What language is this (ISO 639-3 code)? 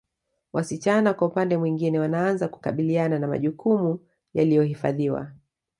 swa